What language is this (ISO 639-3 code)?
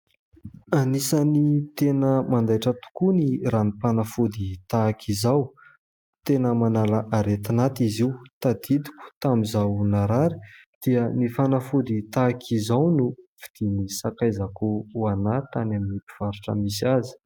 mlg